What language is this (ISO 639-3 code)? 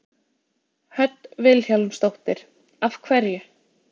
isl